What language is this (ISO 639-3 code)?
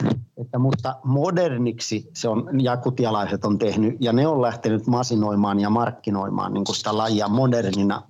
fin